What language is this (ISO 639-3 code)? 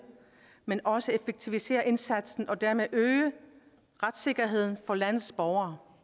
dan